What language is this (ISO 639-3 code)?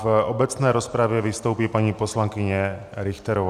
ces